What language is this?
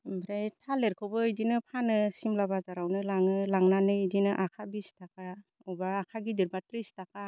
Bodo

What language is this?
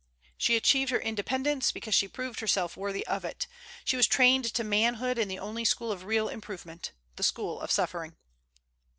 English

